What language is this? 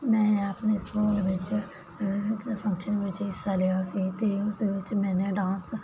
Punjabi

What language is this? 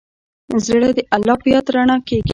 Pashto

